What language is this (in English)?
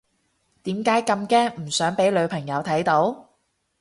Cantonese